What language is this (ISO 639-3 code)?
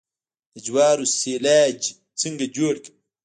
pus